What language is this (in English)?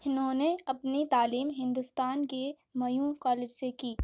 Urdu